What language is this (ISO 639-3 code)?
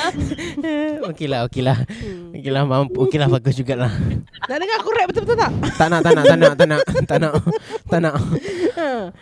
msa